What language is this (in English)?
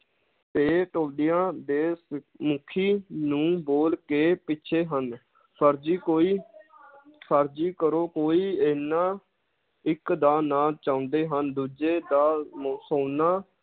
Punjabi